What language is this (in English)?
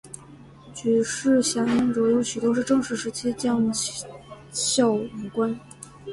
Chinese